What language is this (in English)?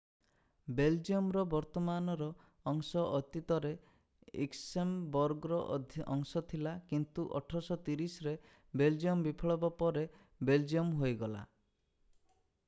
Odia